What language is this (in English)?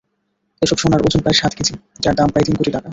Bangla